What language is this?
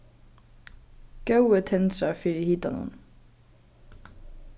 Faroese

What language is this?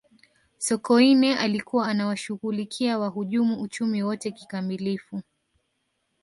Swahili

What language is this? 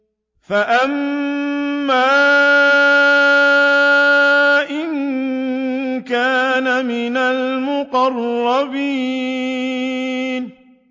Arabic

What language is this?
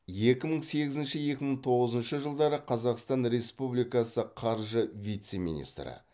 Kazakh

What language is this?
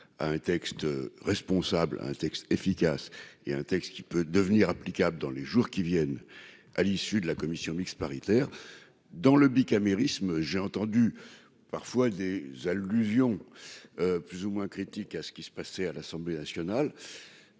French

